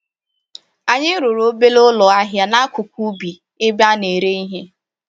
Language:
Igbo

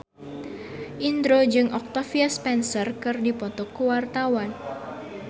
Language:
Sundanese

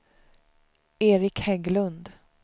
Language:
Swedish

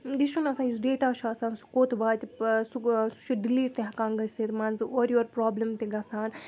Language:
Kashmiri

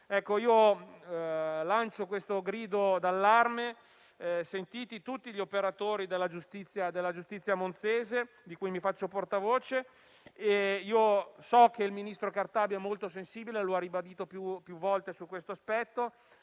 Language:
Italian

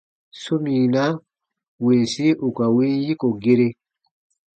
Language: Baatonum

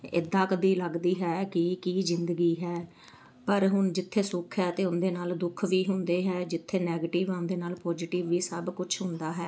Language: Punjabi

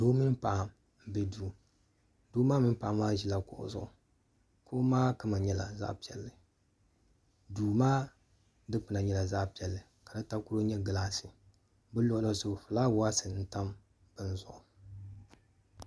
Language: Dagbani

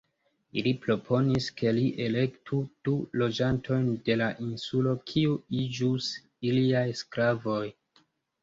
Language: Esperanto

